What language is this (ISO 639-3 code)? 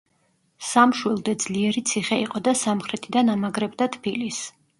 kat